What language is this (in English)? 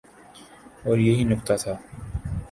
Urdu